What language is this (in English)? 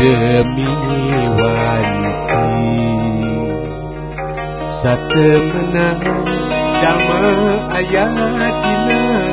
Indonesian